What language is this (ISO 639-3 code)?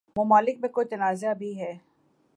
urd